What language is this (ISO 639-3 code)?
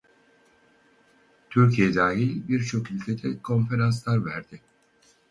tur